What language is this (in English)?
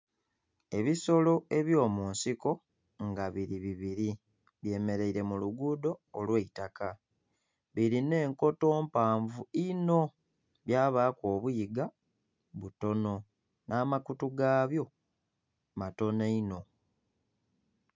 Soga